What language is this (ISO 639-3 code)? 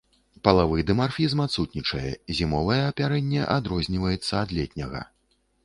bel